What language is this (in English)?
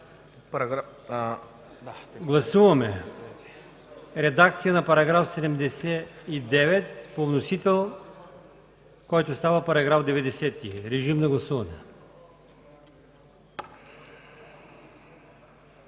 Bulgarian